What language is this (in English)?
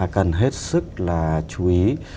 Vietnamese